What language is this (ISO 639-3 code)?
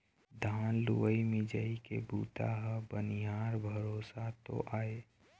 hne